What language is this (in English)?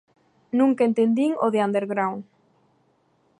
Galician